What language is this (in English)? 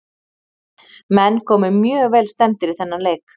Icelandic